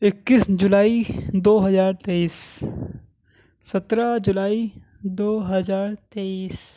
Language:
Urdu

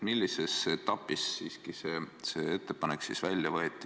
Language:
Estonian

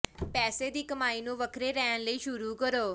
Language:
Punjabi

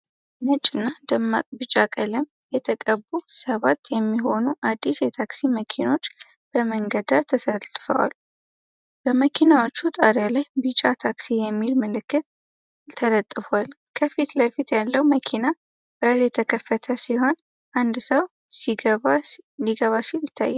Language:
Amharic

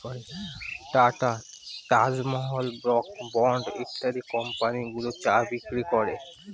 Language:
Bangla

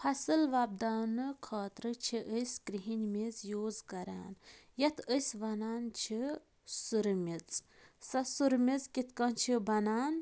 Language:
Kashmiri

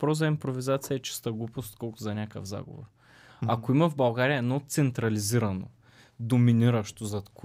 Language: Bulgarian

